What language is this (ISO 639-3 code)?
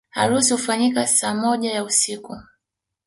swa